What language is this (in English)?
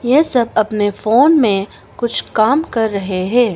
Hindi